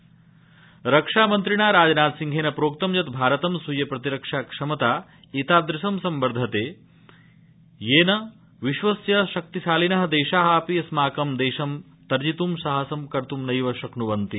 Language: Sanskrit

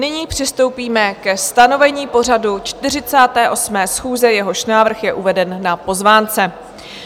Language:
Czech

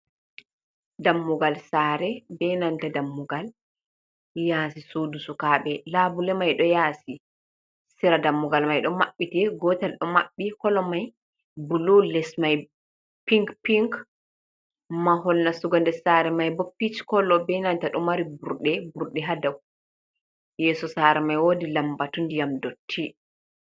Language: Fula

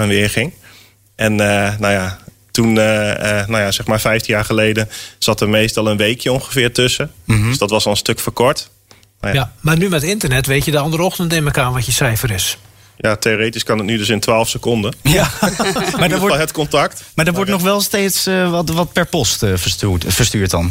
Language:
Dutch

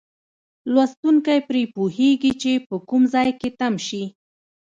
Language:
Pashto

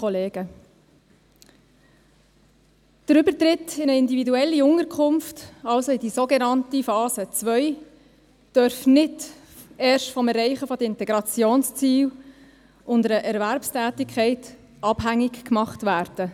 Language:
Swiss German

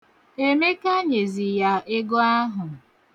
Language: Igbo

